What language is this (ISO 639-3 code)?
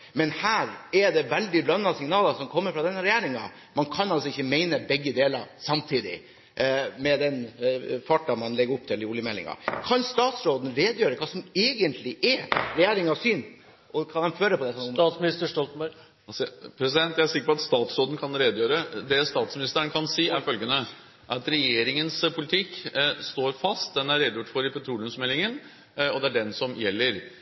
nor